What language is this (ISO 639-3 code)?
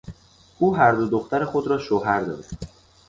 fas